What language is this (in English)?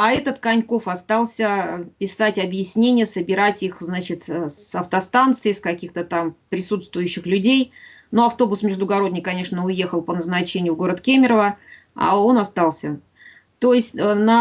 Russian